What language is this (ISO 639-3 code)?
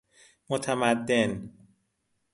fas